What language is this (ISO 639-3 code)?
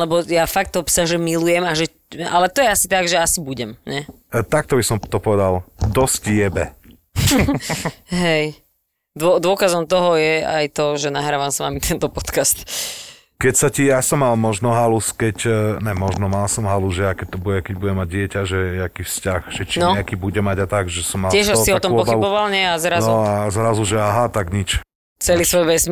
slk